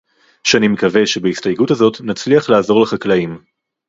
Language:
Hebrew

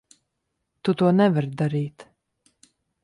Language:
Latvian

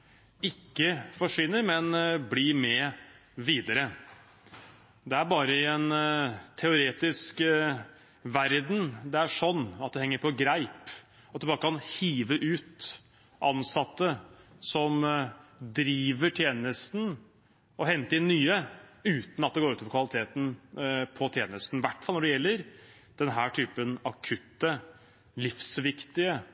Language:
Norwegian Bokmål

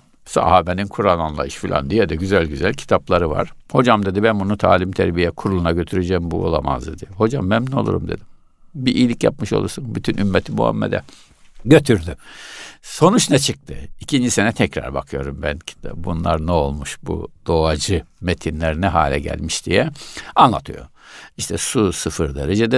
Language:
Turkish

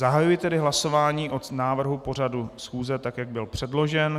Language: Czech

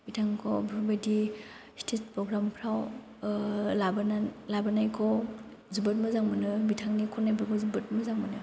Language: Bodo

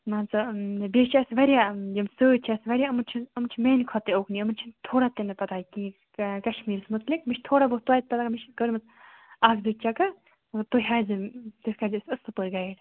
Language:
Kashmiri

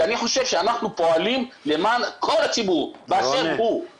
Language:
Hebrew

